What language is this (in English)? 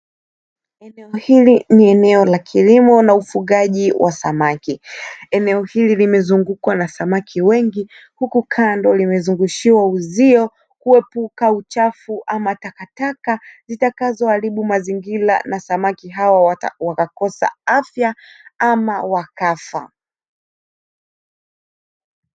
Swahili